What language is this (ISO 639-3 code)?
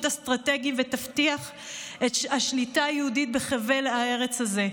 heb